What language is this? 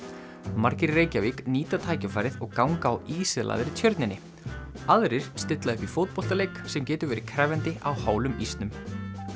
Icelandic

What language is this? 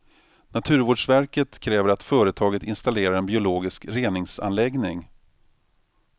Swedish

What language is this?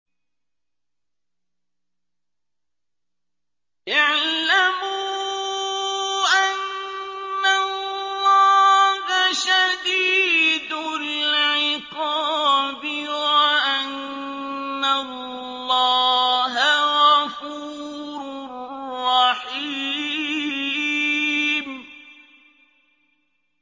Arabic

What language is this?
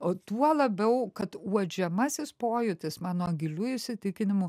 Lithuanian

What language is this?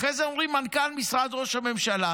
Hebrew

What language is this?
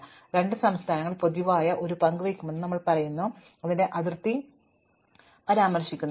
Malayalam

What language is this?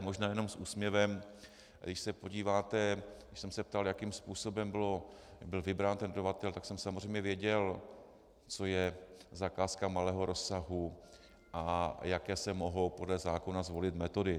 Czech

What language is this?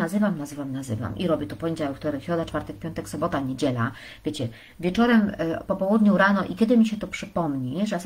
Polish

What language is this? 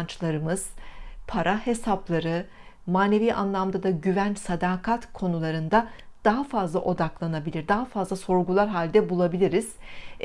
Turkish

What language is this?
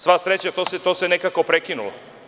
Serbian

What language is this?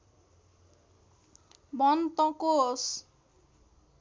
Nepali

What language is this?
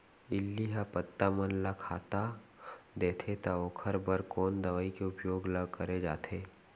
Chhattisgarhi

